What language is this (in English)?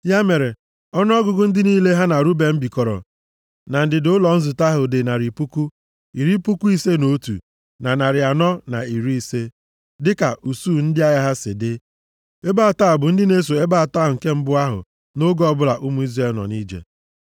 Igbo